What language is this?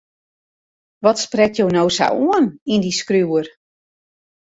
Western Frisian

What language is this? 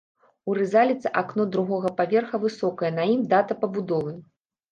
Belarusian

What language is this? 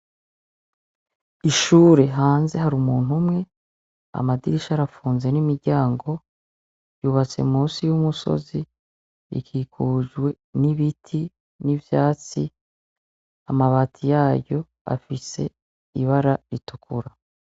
Rundi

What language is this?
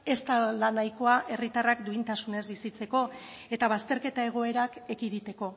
Basque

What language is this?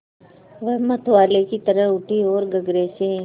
Hindi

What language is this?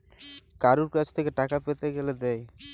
Bangla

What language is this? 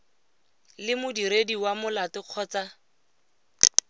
Tswana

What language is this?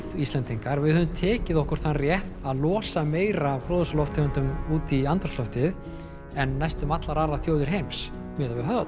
Icelandic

